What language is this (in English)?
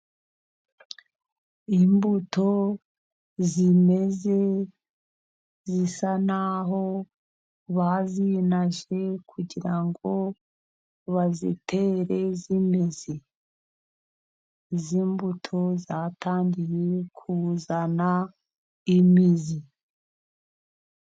Kinyarwanda